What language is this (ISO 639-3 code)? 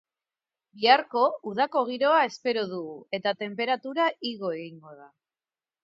eus